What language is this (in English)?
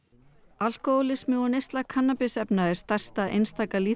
Icelandic